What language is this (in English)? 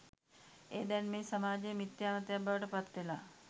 Sinhala